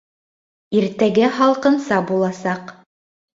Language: Bashkir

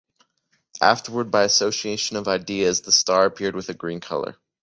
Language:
English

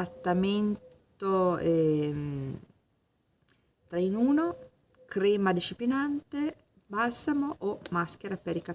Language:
Italian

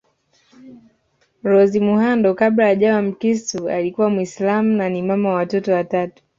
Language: Swahili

